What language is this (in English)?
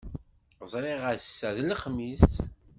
Kabyle